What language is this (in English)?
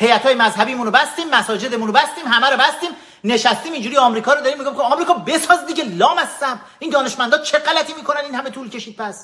Persian